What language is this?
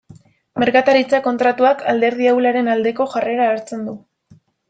Basque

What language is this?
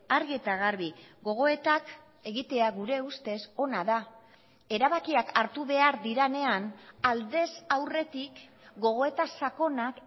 Basque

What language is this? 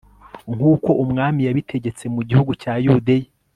Kinyarwanda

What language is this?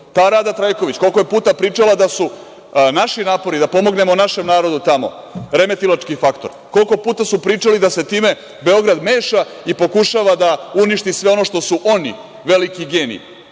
Serbian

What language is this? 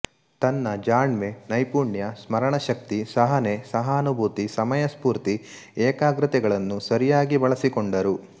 Kannada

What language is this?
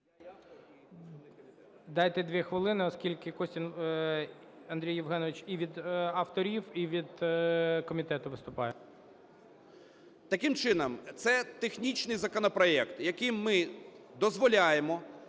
Ukrainian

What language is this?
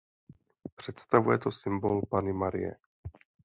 Czech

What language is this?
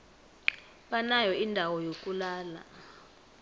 South Ndebele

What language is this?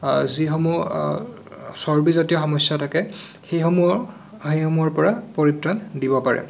Assamese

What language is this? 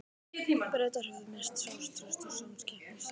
Icelandic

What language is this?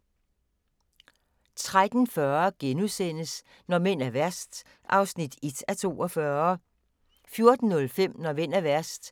Danish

